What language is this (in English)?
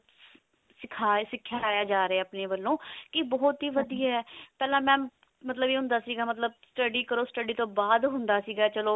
Punjabi